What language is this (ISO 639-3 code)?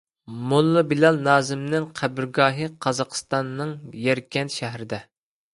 uig